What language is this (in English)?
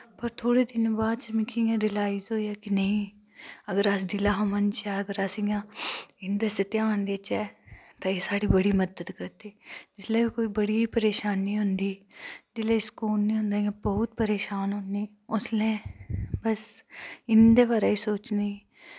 Dogri